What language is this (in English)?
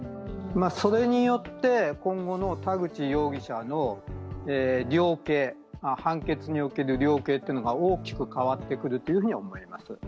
Japanese